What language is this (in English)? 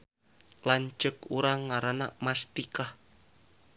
Sundanese